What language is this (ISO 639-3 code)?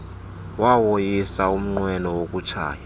xho